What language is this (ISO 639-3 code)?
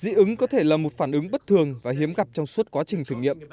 vie